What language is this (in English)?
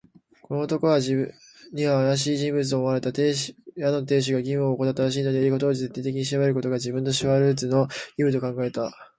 Japanese